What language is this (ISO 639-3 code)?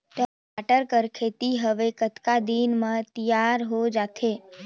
hne